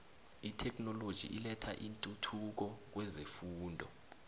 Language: South Ndebele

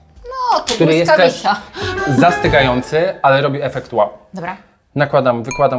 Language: Polish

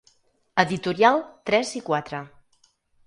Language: Catalan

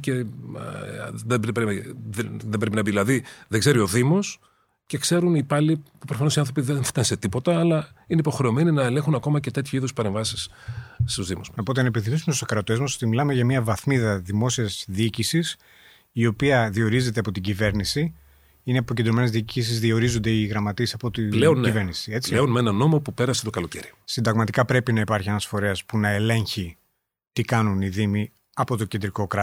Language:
Greek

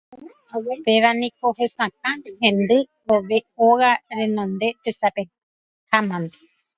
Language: Guarani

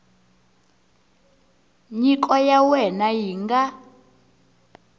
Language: Tsonga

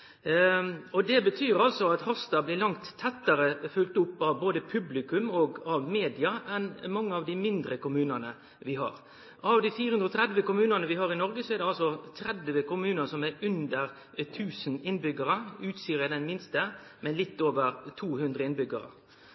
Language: Norwegian Nynorsk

